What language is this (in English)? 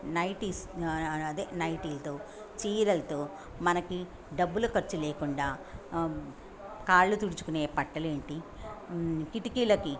Telugu